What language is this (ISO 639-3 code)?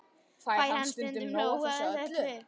isl